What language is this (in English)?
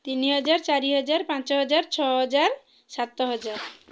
Odia